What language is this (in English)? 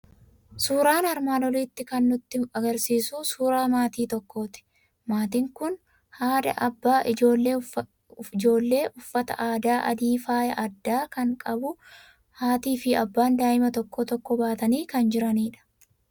Oromo